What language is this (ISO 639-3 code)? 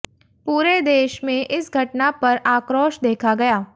hin